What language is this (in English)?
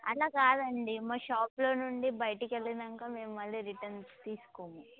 Telugu